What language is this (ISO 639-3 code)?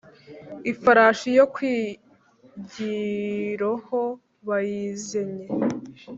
kin